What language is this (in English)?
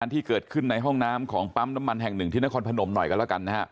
Thai